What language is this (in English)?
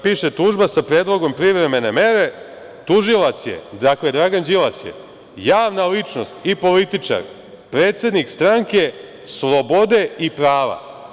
Serbian